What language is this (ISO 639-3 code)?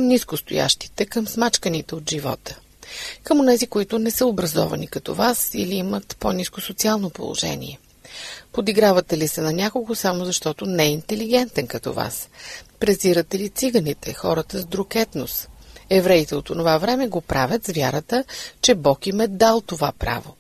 bul